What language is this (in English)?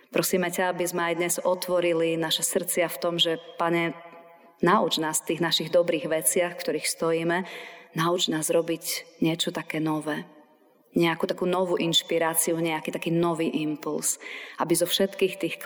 Slovak